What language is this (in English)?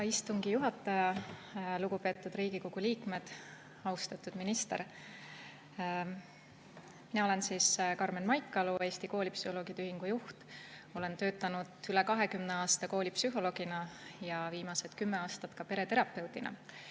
Estonian